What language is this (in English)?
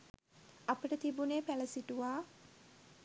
Sinhala